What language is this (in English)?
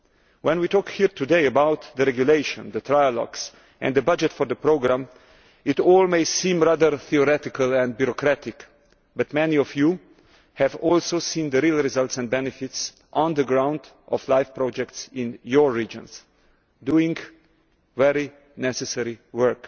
English